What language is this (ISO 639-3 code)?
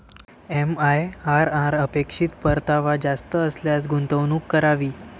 mar